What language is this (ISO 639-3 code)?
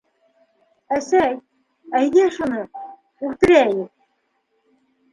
bak